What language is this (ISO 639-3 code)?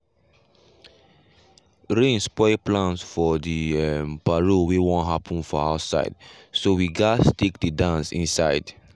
pcm